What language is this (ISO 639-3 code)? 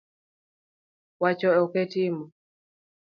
luo